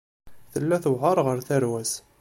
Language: Kabyle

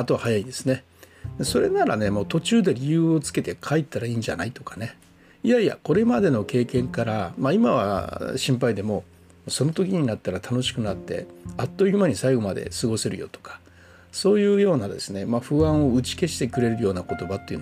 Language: Japanese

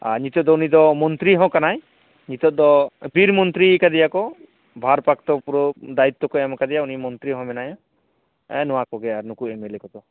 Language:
Santali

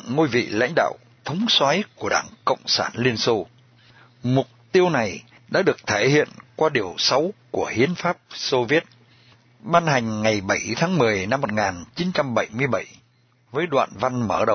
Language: Vietnamese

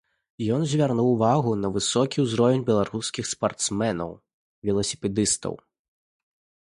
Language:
Belarusian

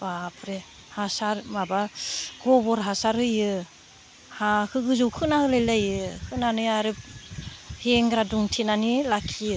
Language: Bodo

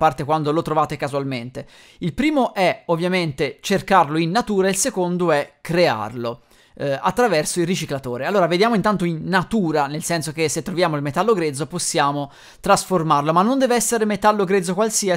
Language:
Italian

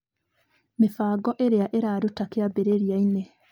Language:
Kikuyu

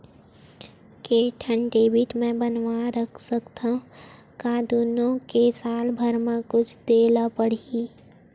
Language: Chhattisgarhi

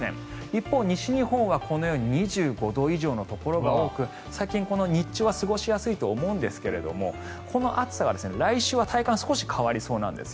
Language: Japanese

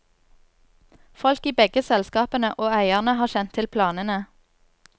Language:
Norwegian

